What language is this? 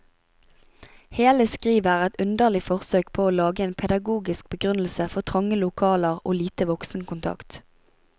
Norwegian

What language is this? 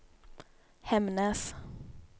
Norwegian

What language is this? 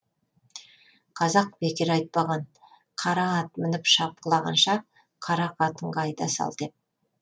Kazakh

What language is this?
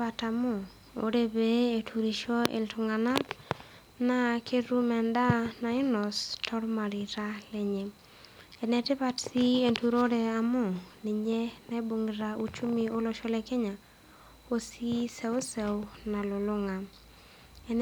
Masai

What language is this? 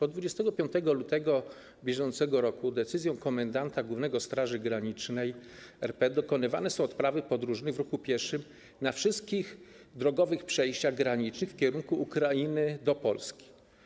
Polish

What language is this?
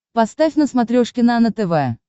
Russian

